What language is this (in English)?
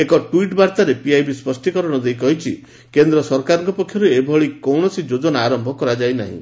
Odia